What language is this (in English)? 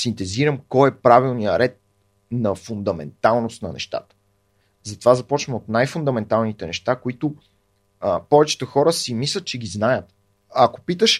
Bulgarian